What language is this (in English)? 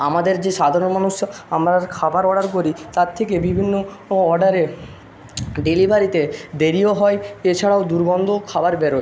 Bangla